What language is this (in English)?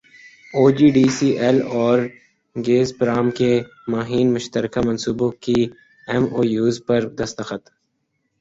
Urdu